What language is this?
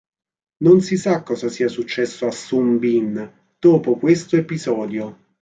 Italian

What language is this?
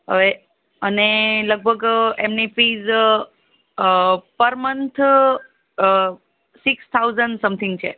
Gujarati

